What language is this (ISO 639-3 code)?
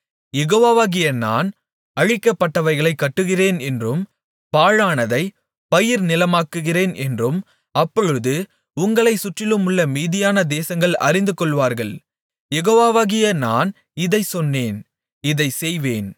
tam